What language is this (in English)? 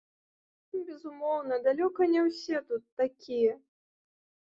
Belarusian